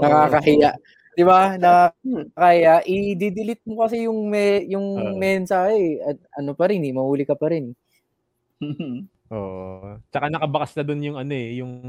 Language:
Filipino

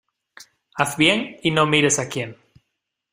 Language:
Spanish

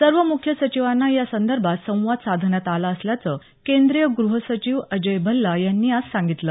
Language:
Marathi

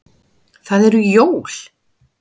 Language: Icelandic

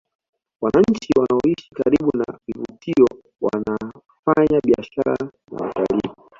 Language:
Swahili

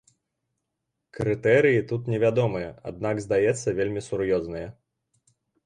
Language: Belarusian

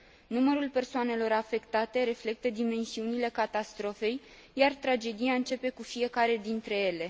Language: Romanian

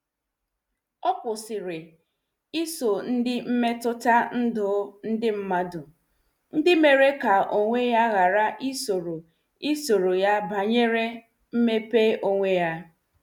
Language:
Igbo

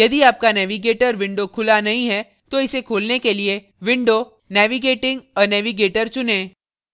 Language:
Hindi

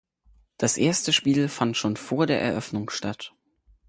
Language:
German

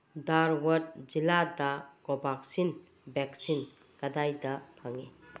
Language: Manipuri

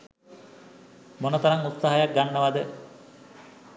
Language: Sinhala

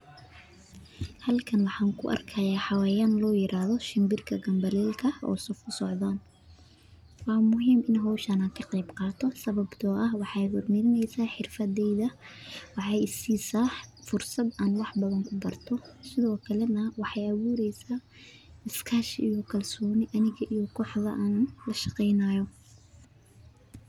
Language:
Somali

